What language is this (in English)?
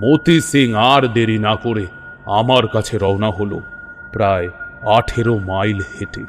Bangla